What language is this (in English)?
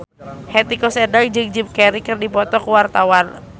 Sundanese